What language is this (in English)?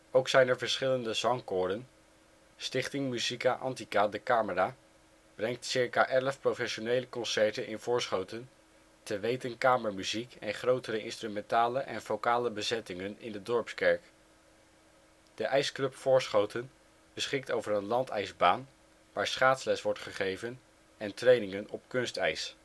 Dutch